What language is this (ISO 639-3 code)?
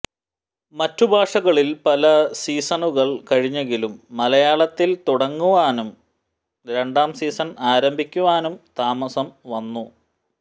mal